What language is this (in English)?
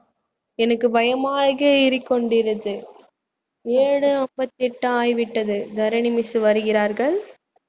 Tamil